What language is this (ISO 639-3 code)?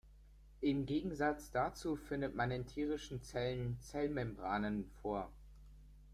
deu